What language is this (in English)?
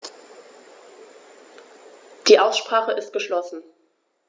German